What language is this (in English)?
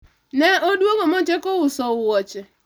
Luo (Kenya and Tanzania)